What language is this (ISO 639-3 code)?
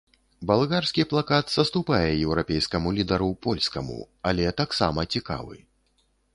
bel